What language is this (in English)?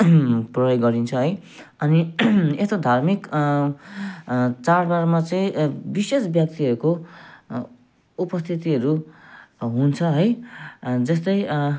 Nepali